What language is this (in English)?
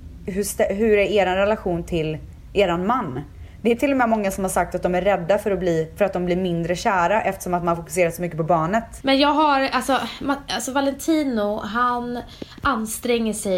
Swedish